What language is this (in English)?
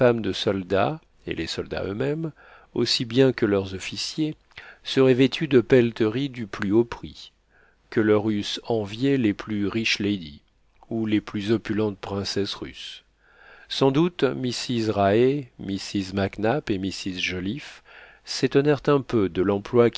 French